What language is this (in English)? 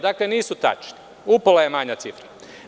Serbian